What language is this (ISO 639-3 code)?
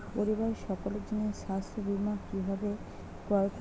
ben